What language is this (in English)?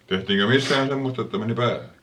Finnish